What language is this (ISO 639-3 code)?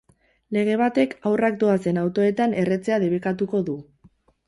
eus